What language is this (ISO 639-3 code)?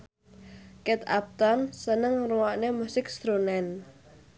jav